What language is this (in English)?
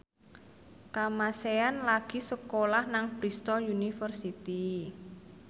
Javanese